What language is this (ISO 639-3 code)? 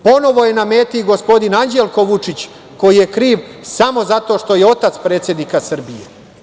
srp